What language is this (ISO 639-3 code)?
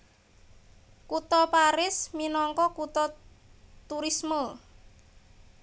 jav